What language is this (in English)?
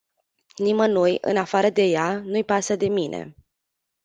Romanian